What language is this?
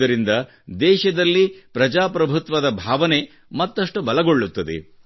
Kannada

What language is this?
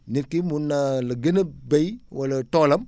Wolof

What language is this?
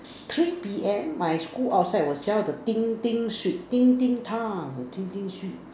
English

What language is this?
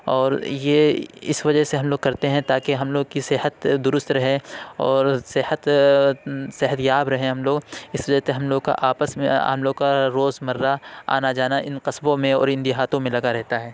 Urdu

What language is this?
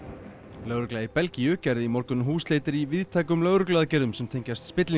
Icelandic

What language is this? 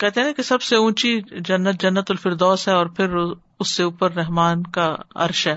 Urdu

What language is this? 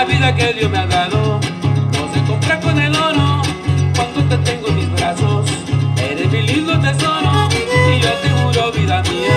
Spanish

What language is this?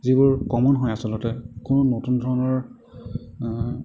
Assamese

